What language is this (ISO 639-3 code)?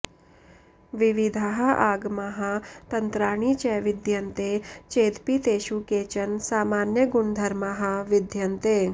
san